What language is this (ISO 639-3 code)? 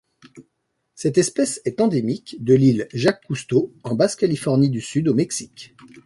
fra